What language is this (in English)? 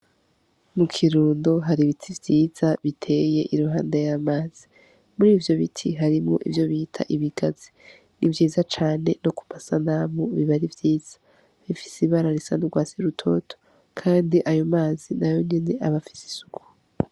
Rundi